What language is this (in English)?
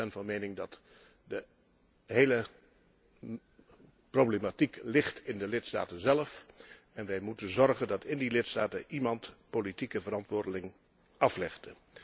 Dutch